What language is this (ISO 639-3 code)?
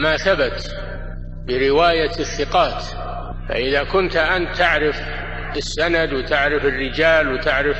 ara